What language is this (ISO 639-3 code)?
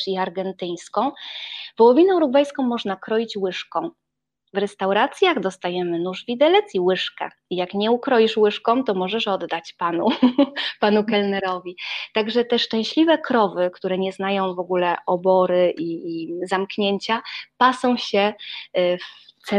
pol